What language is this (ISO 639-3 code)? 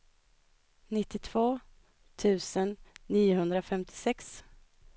swe